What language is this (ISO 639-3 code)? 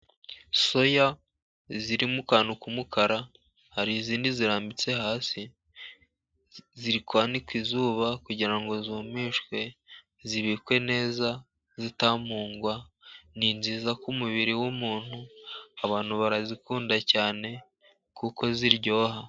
kin